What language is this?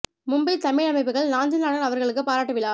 Tamil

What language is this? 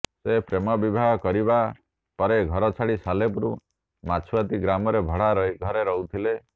Odia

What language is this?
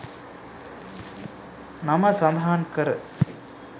Sinhala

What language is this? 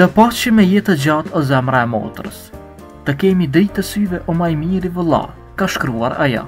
Romanian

